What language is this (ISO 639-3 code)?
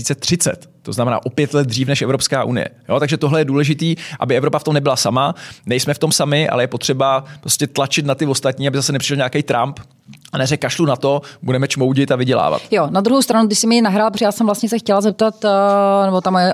ces